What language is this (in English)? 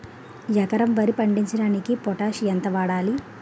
Telugu